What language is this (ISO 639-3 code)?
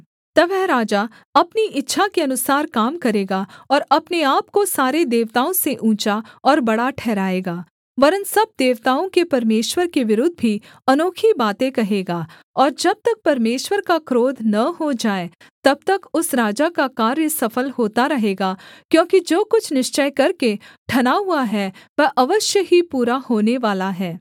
hin